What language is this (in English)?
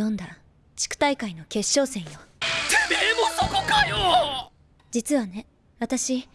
Japanese